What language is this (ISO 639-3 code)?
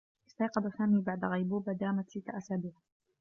ara